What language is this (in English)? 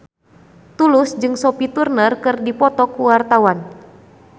Sundanese